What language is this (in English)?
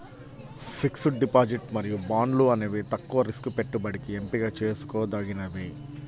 Telugu